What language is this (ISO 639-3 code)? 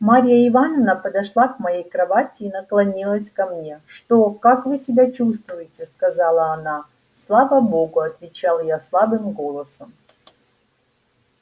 rus